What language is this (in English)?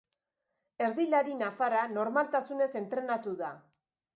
Basque